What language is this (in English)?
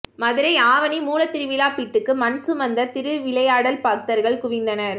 Tamil